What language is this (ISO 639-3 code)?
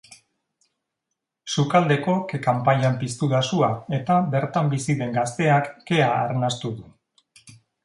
eus